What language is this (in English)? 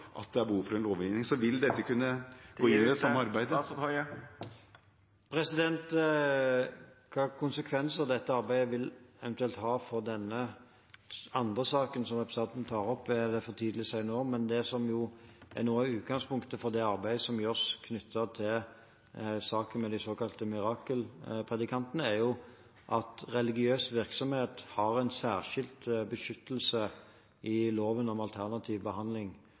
Norwegian